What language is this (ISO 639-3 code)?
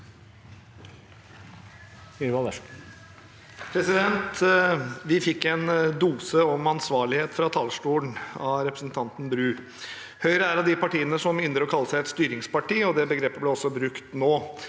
nor